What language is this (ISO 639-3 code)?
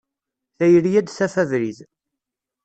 kab